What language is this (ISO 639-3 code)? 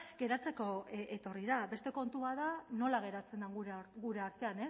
eus